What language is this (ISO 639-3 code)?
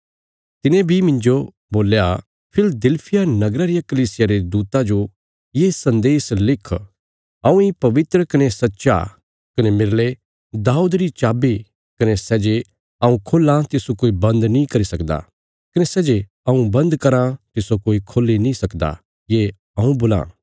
kfs